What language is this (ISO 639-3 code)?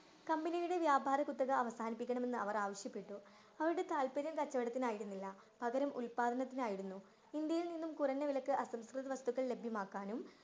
mal